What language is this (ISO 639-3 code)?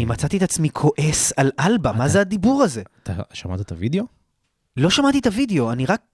heb